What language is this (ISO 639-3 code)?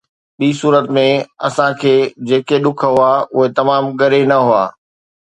snd